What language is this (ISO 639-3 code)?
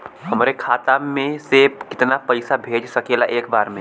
bho